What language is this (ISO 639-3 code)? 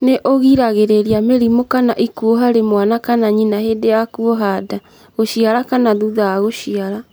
kik